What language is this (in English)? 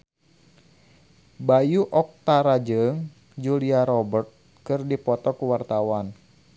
Sundanese